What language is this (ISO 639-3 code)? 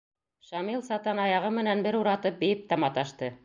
bak